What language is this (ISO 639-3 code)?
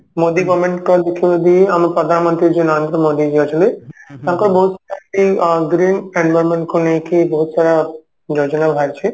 ori